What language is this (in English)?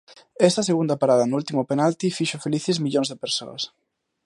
Galician